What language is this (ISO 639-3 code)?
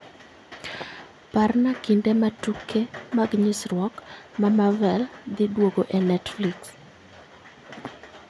luo